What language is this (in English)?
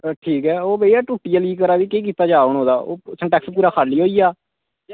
Dogri